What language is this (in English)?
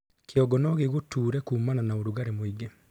Kikuyu